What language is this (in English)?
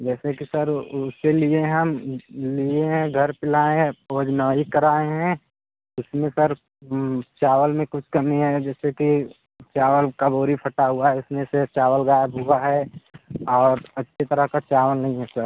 Hindi